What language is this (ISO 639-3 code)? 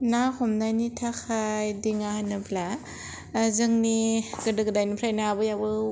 brx